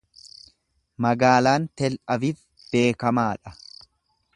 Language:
Oromo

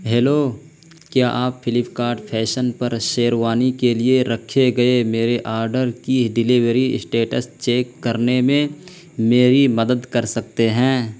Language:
Urdu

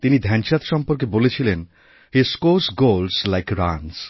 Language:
Bangla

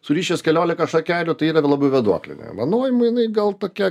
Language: Lithuanian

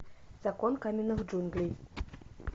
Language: Russian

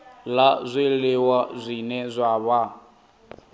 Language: Venda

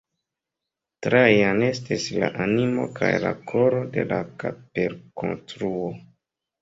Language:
Esperanto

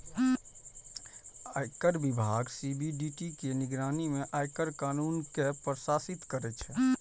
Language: Maithili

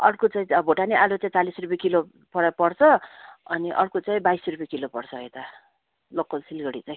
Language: Nepali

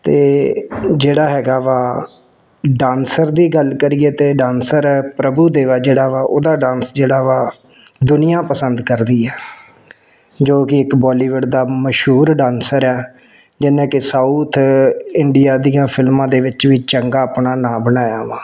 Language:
Punjabi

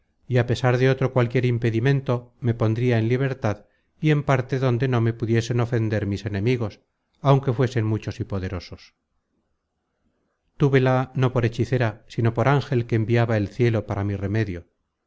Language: Spanish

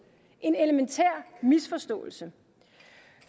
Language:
Danish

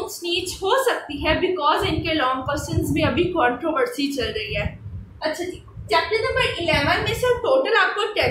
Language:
Hindi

